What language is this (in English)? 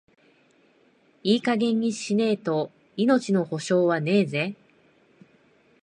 Japanese